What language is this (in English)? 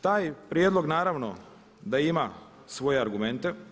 Croatian